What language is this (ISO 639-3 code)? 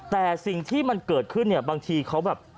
tha